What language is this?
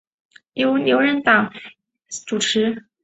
Chinese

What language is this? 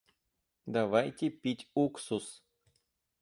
Russian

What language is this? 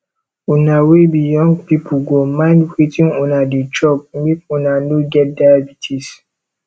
Nigerian Pidgin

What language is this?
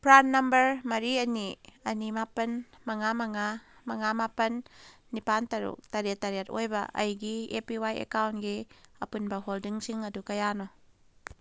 Manipuri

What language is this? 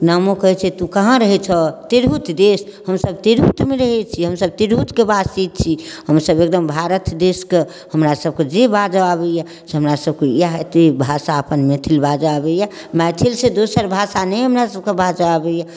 Maithili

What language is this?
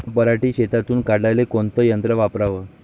Marathi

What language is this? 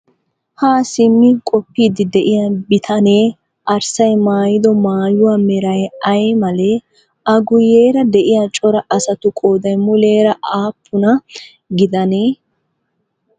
Wolaytta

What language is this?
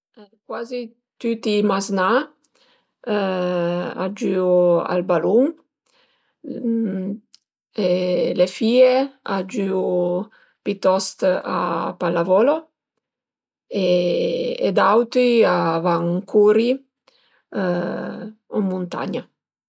Piedmontese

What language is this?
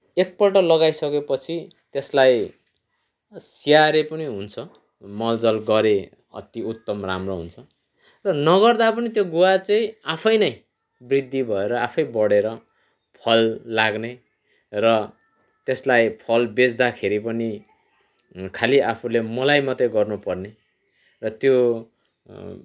Nepali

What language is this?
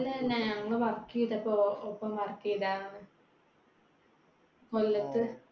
Malayalam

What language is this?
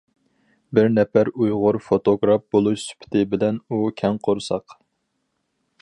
Uyghur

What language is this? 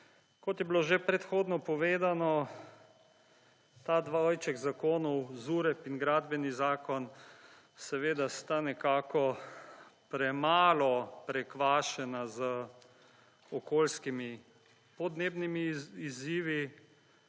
Slovenian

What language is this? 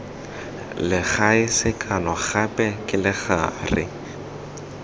Tswana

